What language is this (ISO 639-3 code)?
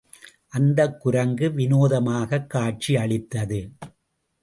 tam